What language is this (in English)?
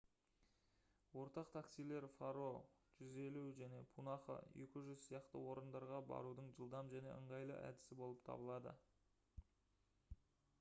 Kazakh